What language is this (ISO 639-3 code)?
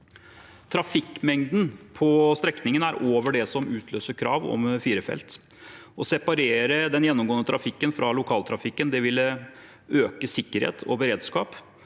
nor